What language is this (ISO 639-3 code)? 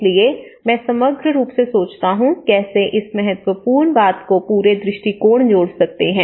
hin